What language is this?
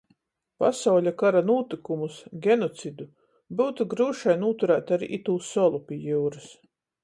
Latgalian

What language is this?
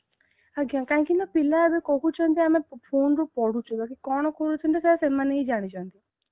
Odia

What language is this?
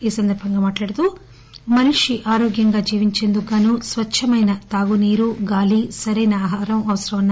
Telugu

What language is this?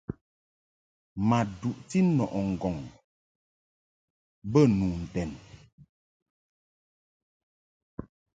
Mungaka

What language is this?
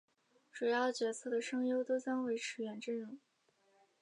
Chinese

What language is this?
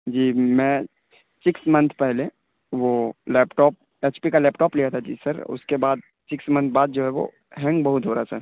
Urdu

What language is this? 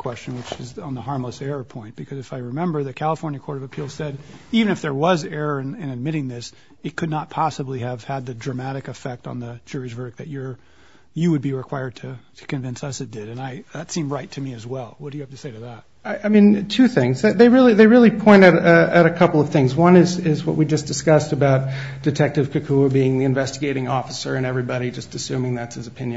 English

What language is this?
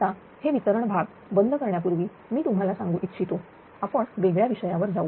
Marathi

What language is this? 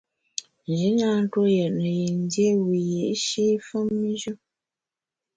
Bamun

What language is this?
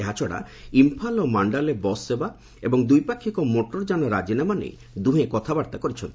Odia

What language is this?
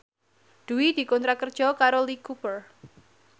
Javanese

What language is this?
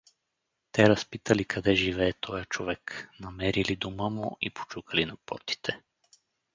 Bulgarian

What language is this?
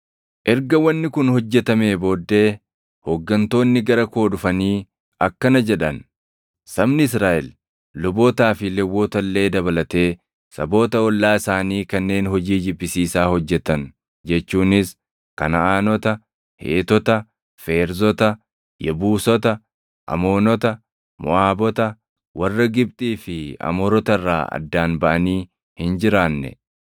Oromo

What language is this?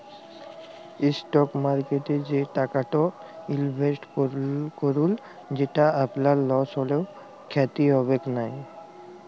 Bangla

